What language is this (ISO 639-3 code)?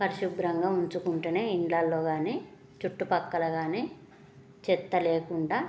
tel